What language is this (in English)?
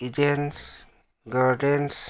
Manipuri